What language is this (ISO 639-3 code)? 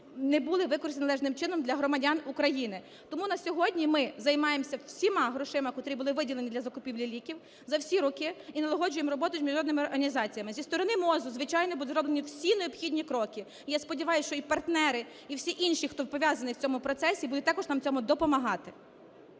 ukr